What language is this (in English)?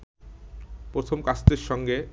Bangla